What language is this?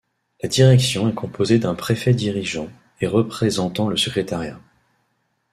French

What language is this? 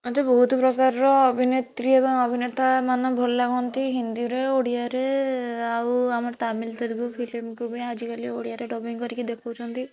Odia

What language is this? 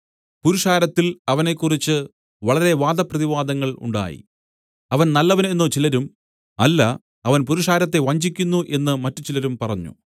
Malayalam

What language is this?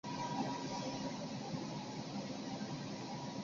Chinese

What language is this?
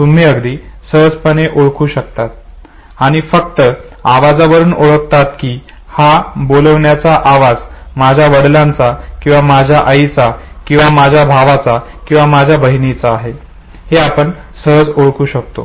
Marathi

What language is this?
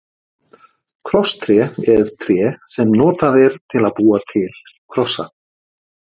Icelandic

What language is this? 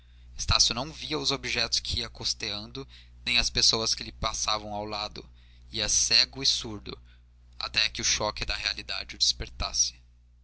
Portuguese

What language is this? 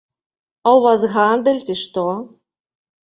Belarusian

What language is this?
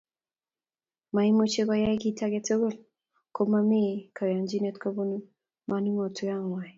Kalenjin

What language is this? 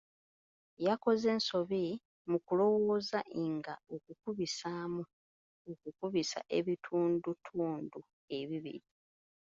Ganda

